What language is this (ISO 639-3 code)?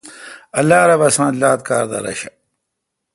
xka